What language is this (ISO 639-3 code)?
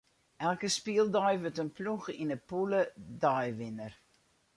fry